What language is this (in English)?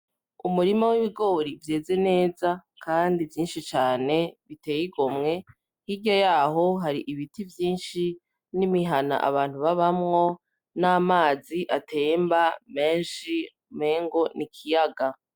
Rundi